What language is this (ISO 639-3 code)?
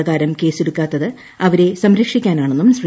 mal